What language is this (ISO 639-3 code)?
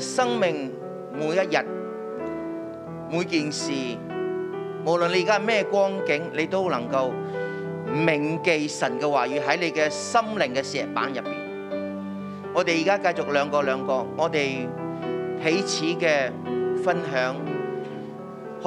zho